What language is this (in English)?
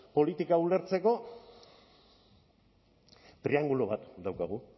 Basque